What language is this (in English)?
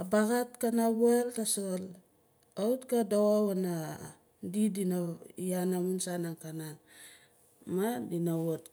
Nalik